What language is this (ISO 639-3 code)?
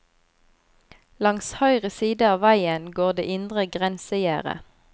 nor